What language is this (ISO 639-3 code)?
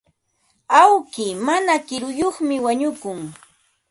qva